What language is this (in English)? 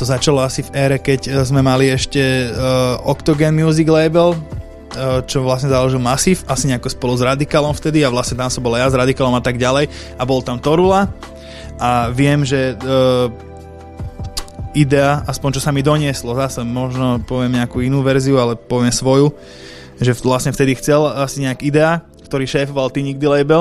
Slovak